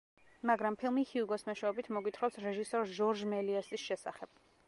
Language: Georgian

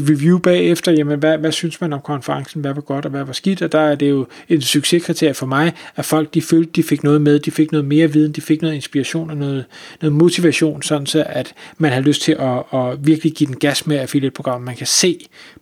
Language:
Danish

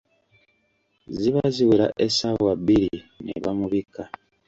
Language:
Ganda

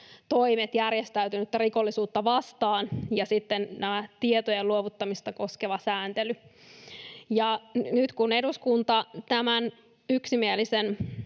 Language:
Finnish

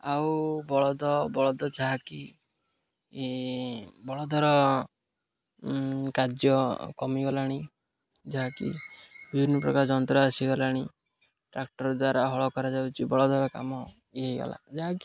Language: Odia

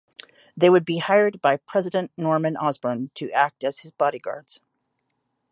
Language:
English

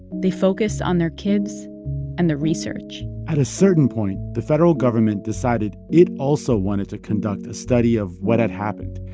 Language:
English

